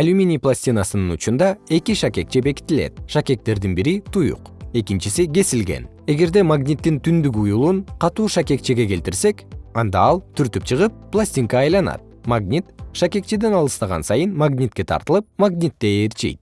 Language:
Kyrgyz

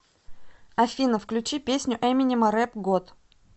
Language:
Russian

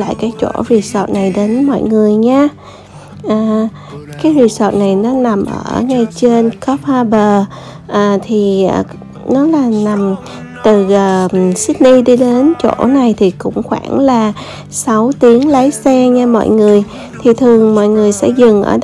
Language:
Vietnamese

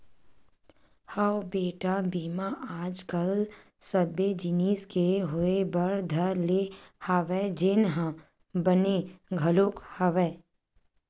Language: Chhattisgarhi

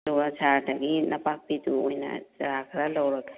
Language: Manipuri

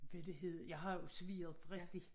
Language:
Danish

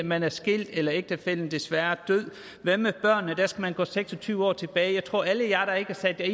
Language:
Danish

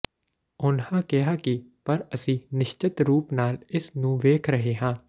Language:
Punjabi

